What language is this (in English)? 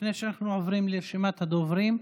Hebrew